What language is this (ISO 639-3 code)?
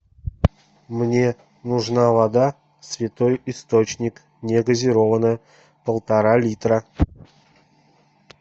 rus